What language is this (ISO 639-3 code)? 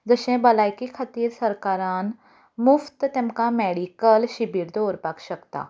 kok